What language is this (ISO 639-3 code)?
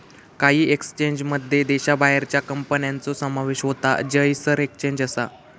mar